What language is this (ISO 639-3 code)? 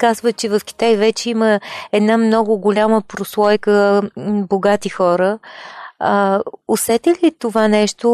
bul